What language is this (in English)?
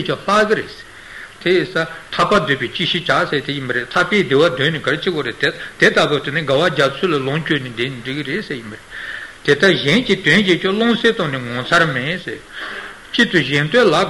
Italian